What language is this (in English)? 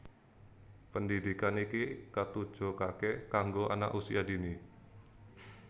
Javanese